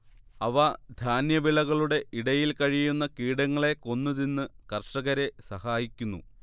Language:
Malayalam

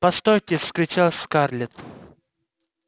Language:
Russian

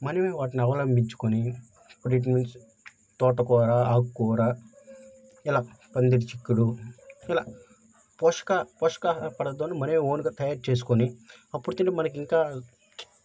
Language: Telugu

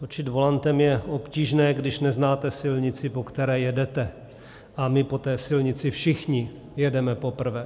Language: Czech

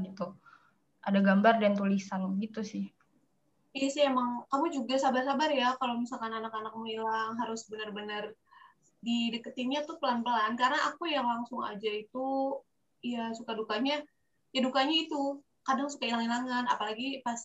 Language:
Indonesian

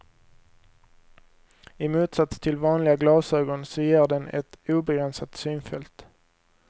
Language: Swedish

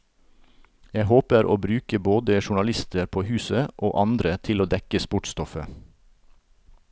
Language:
Norwegian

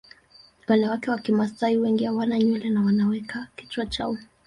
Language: Swahili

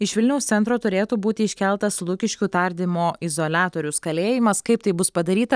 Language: Lithuanian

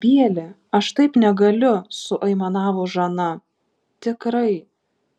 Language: Lithuanian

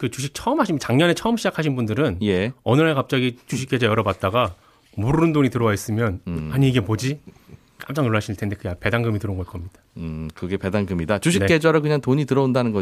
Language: Korean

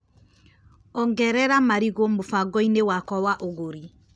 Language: Kikuyu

